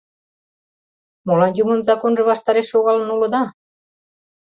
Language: Mari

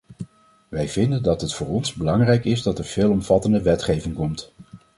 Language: Dutch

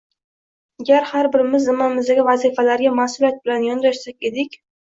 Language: Uzbek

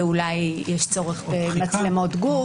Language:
Hebrew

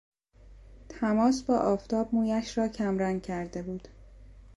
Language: Persian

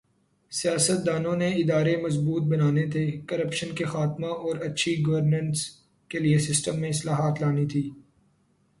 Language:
Urdu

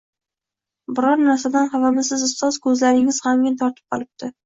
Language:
Uzbek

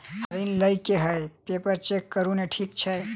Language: Maithili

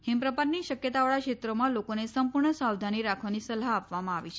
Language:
Gujarati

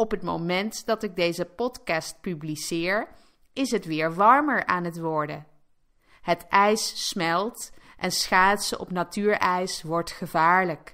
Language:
Dutch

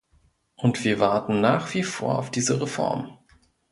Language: German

